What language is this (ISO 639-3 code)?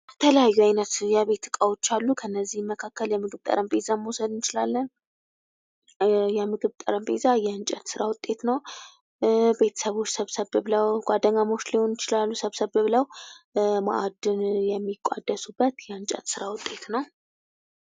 amh